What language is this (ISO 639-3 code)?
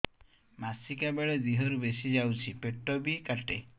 ori